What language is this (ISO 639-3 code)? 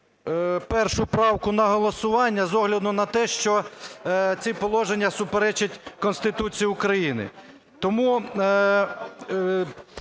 ukr